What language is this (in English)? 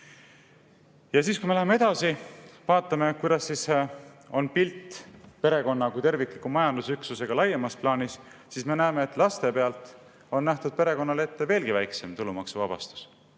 Estonian